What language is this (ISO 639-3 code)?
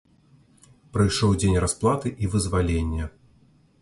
bel